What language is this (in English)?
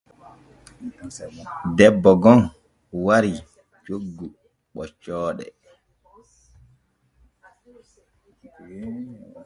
Borgu Fulfulde